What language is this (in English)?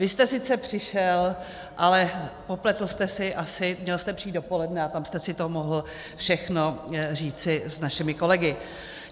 Czech